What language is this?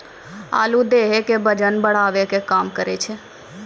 Maithili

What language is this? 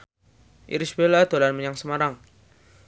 Javanese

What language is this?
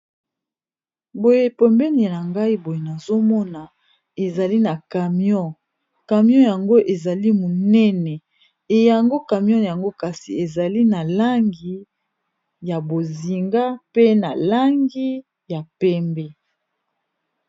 Lingala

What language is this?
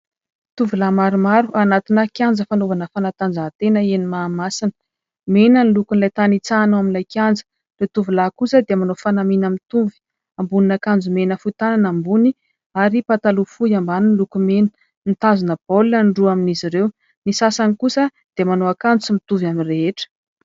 Malagasy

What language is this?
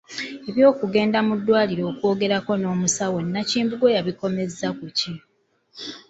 Ganda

